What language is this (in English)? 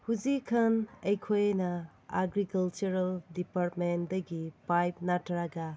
Manipuri